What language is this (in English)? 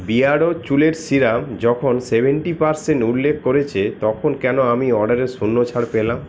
Bangla